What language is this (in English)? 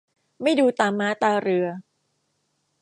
Thai